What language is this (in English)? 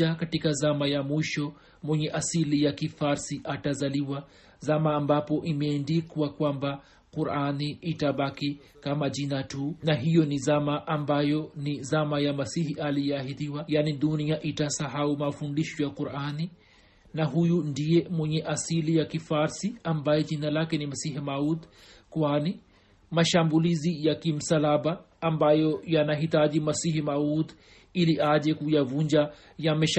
Swahili